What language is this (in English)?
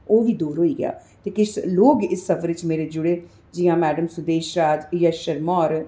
Dogri